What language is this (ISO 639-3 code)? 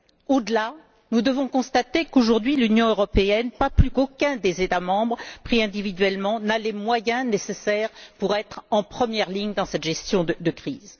fra